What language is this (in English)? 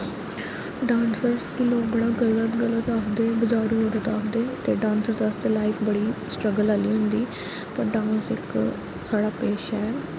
Dogri